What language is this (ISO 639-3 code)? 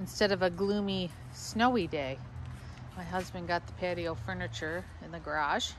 eng